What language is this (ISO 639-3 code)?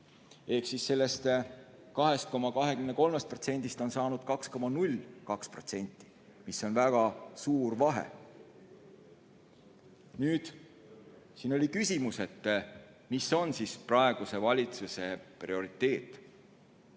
est